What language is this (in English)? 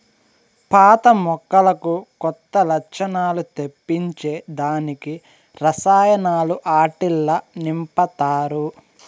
Telugu